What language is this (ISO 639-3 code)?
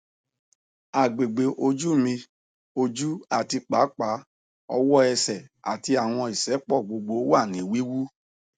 yor